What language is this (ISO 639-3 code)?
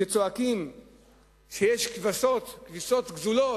heb